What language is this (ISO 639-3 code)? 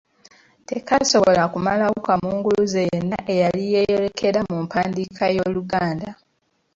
lug